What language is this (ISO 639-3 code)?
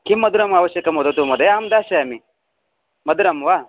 san